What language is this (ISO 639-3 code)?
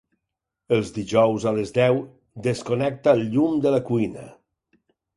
cat